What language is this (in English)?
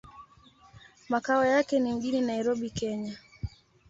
Swahili